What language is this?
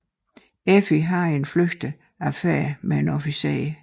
Danish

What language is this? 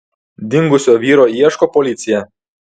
Lithuanian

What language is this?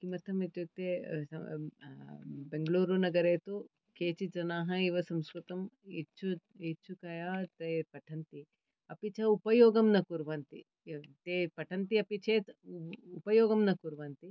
Sanskrit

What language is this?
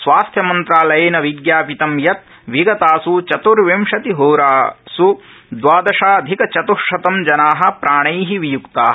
Sanskrit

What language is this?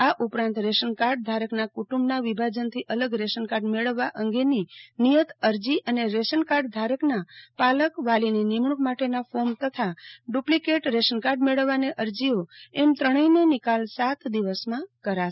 Gujarati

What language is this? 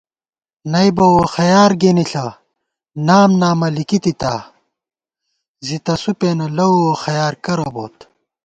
Gawar-Bati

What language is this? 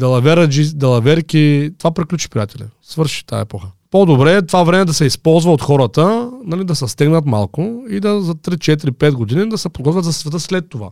Bulgarian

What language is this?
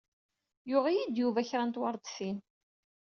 Kabyle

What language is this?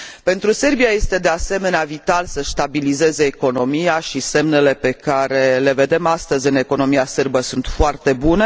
Romanian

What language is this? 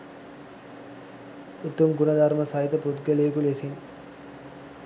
Sinhala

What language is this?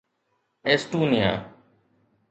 Sindhi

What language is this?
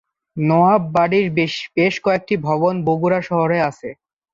Bangla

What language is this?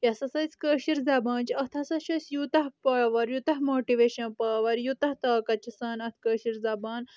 Kashmiri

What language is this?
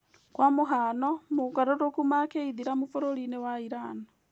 Kikuyu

